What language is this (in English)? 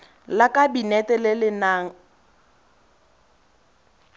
Tswana